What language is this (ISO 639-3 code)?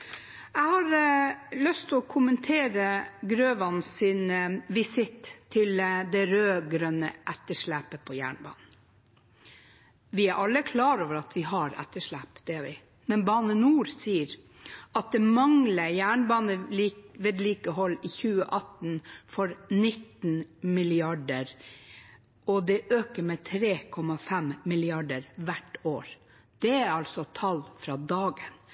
nob